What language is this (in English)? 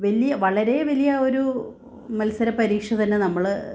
Malayalam